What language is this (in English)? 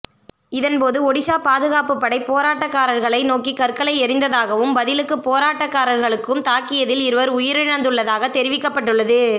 Tamil